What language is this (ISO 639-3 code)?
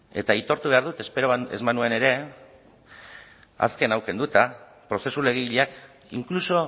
eus